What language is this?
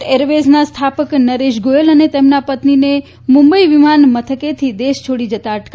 Gujarati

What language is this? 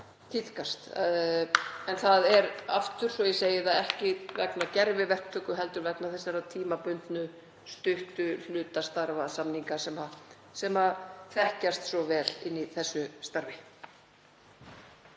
Icelandic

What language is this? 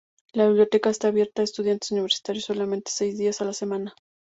Spanish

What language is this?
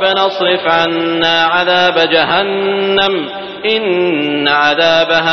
Arabic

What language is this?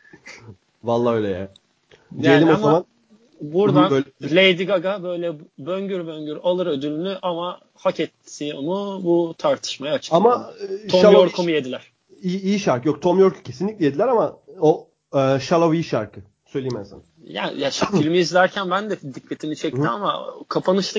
Turkish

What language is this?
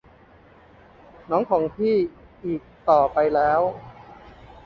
Thai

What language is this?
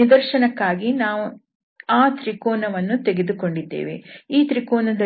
Kannada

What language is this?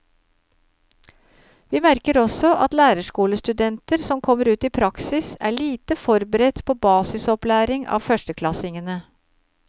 Norwegian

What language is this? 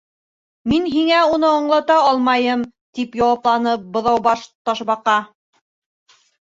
Bashkir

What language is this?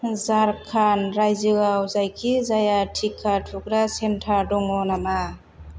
Bodo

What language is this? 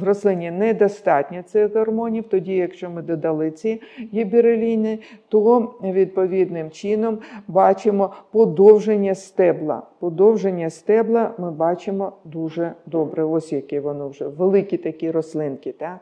Ukrainian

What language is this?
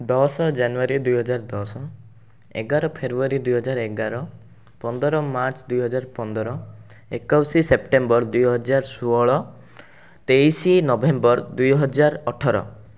Odia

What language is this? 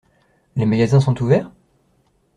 French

